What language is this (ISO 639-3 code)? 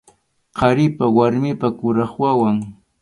qxu